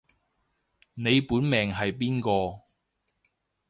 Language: Cantonese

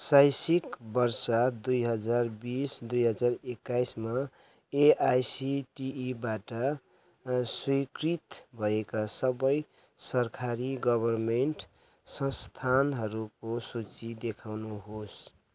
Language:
Nepali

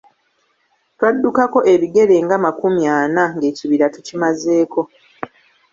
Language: Ganda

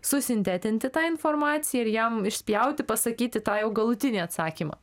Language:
Lithuanian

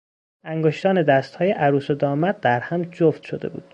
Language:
Persian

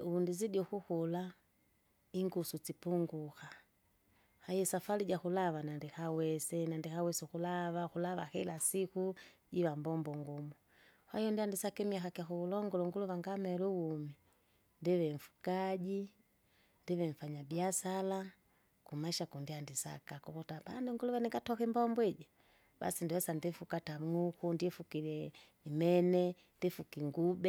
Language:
Kinga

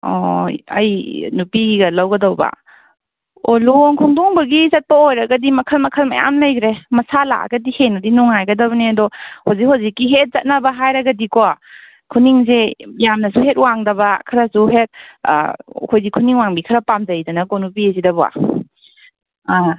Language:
Manipuri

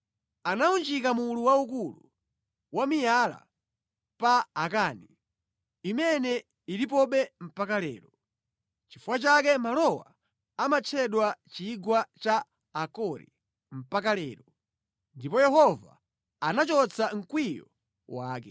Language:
Nyanja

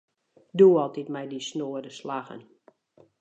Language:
Western Frisian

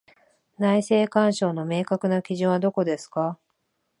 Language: Japanese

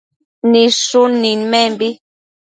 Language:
Matsés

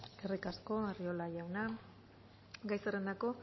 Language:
Basque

